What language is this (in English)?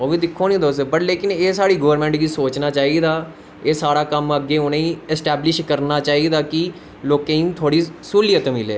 Dogri